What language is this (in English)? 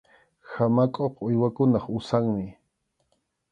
Arequipa-La Unión Quechua